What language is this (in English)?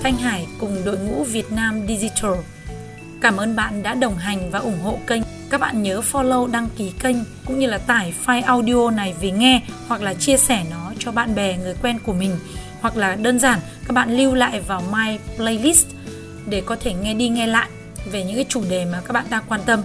Vietnamese